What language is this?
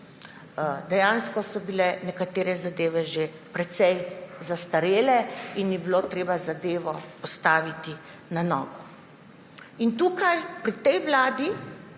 Slovenian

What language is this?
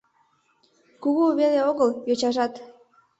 Mari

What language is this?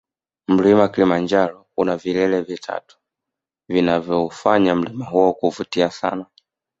Swahili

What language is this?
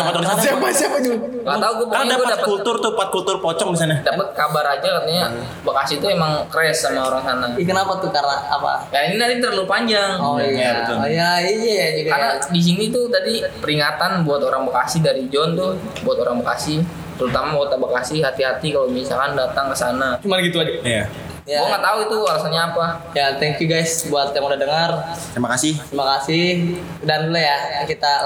Indonesian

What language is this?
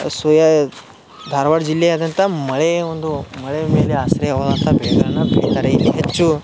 Kannada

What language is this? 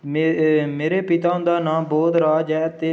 Dogri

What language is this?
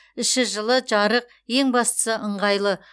Kazakh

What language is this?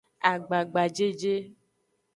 Aja (Benin)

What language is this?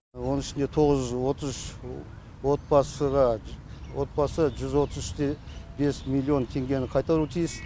Kazakh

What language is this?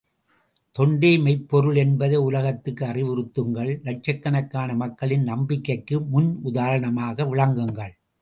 Tamil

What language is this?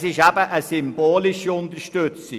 Swiss German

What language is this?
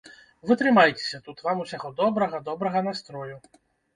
Belarusian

